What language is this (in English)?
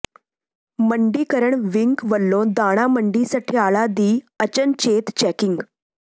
Punjabi